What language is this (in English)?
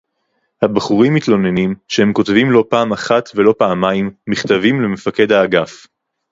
Hebrew